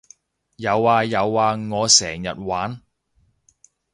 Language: Cantonese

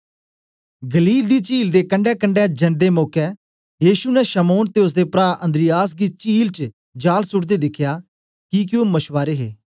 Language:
Dogri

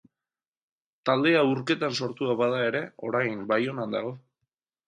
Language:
Basque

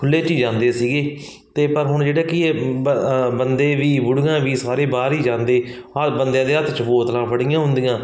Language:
Punjabi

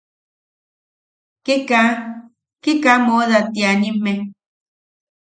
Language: Yaqui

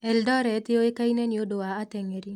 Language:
Kikuyu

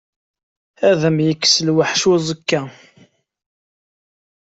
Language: Kabyle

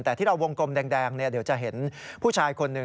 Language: Thai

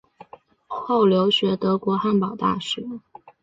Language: Chinese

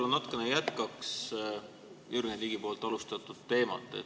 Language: Estonian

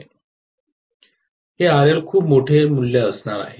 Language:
Marathi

